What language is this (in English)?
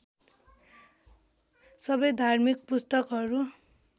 Nepali